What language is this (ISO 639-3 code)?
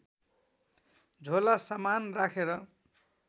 nep